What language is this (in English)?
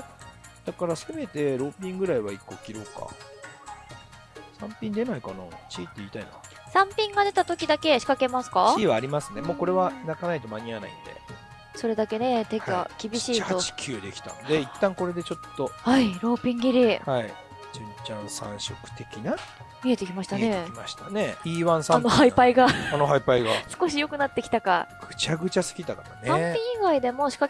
Japanese